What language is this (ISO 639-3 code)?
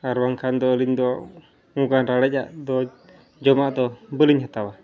sat